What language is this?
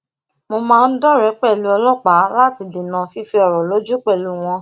Yoruba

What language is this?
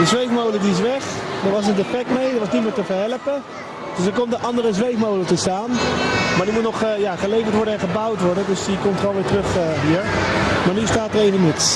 Dutch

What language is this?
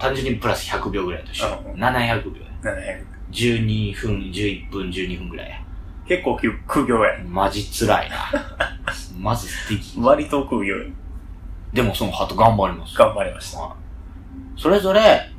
Japanese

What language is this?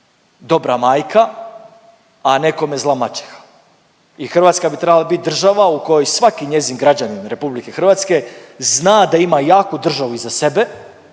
Croatian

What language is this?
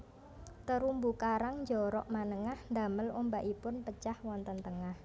Javanese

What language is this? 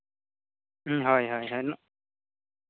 Santali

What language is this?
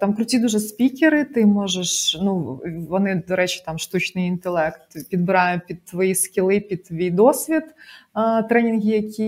Ukrainian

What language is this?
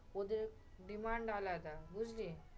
Bangla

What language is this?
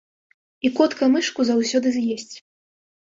Belarusian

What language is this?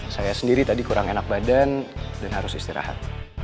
Indonesian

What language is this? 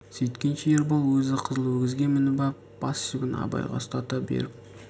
Kazakh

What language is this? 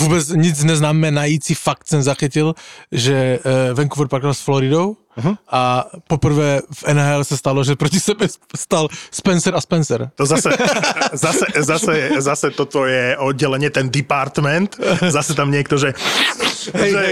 Slovak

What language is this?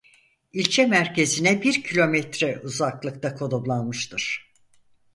Turkish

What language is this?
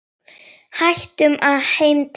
Icelandic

